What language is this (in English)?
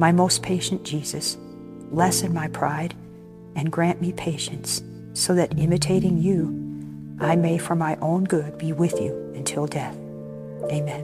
English